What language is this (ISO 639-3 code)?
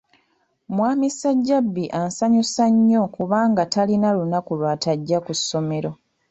lug